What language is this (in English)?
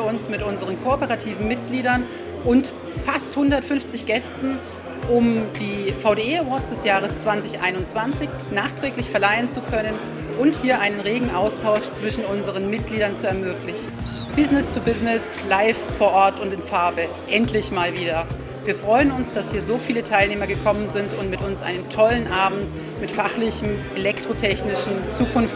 German